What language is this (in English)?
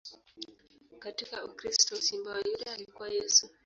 Swahili